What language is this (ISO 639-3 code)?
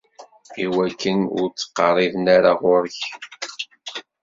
kab